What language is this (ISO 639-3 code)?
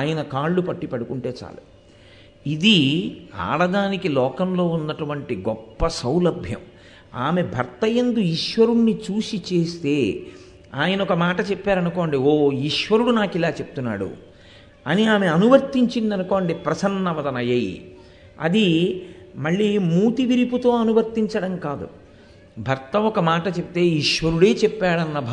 tel